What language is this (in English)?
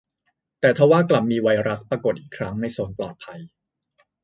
Thai